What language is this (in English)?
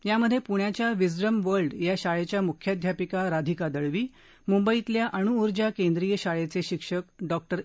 Marathi